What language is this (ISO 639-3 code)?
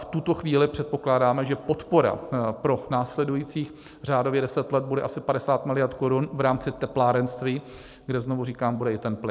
ces